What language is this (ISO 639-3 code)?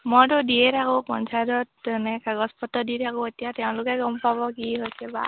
asm